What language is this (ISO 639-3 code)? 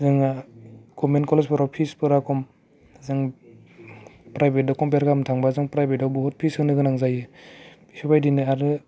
brx